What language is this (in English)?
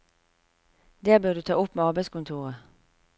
Norwegian